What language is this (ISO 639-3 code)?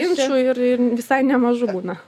lit